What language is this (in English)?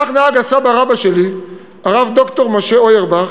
Hebrew